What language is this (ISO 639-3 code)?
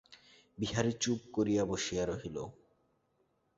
ben